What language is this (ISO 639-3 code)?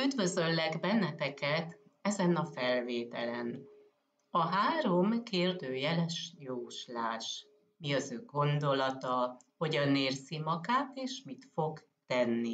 hun